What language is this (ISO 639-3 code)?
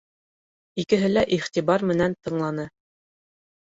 bak